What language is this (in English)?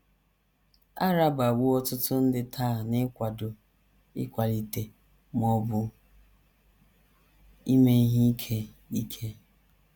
Igbo